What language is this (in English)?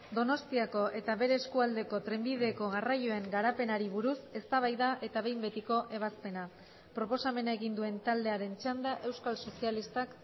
Basque